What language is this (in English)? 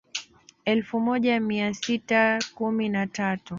Swahili